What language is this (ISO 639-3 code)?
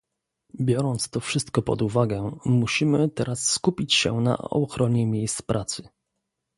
pol